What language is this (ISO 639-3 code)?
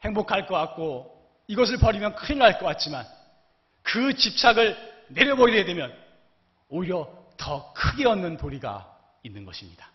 kor